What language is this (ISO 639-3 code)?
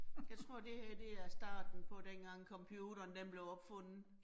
dan